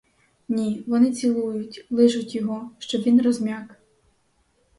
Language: Ukrainian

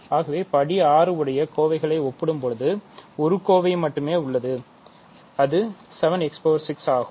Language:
Tamil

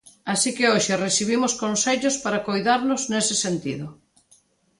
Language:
Galician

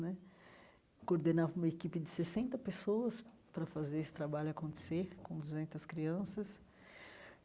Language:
Portuguese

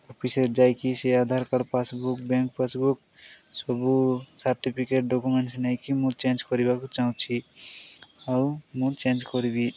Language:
Odia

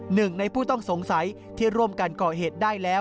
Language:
Thai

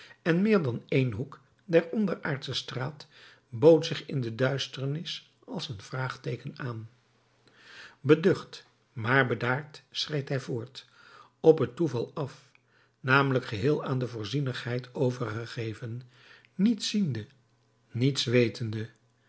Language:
Dutch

